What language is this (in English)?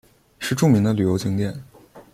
Chinese